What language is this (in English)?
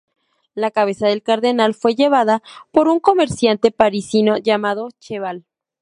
Spanish